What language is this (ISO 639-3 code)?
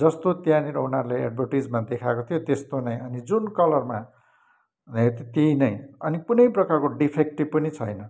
nep